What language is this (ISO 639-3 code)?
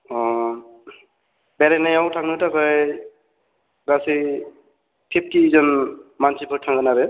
brx